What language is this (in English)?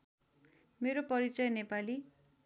Nepali